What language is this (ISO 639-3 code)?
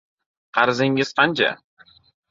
uzb